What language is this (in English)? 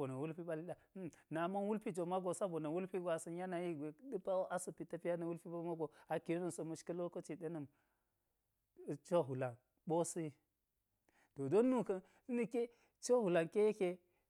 Geji